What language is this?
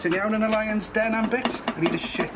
Welsh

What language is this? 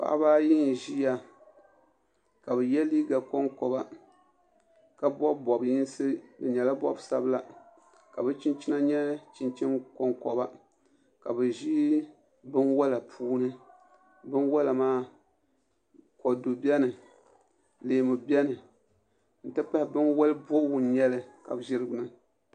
Dagbani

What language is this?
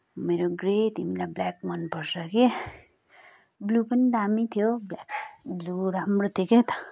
Nepali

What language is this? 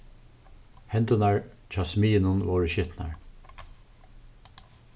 Faroese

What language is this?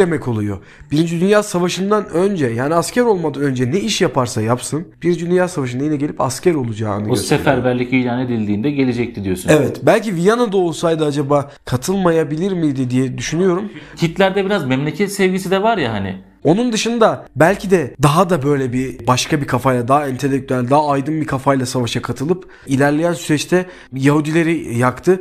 Turkish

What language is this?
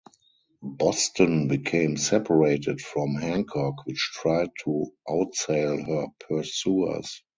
English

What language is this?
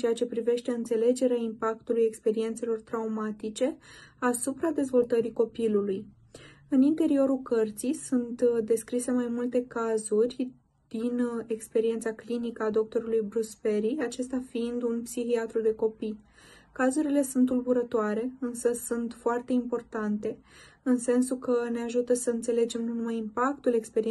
Romanian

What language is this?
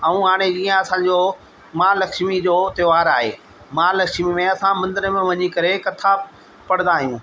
Sindhi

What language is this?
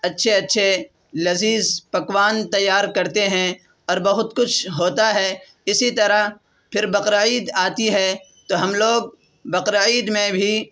Urdu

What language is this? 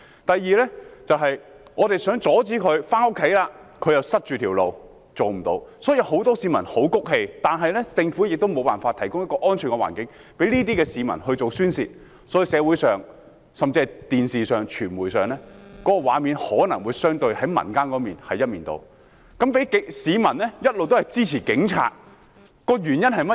Cantonese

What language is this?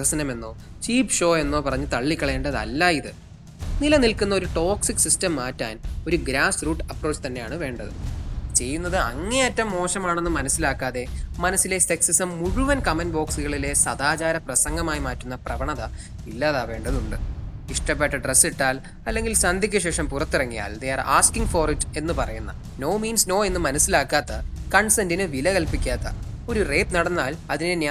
Malayalam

